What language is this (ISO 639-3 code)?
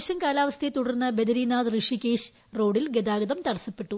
mal